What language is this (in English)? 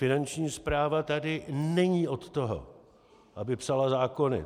Czech